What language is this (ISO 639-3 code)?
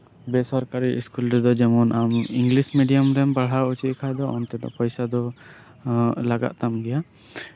sat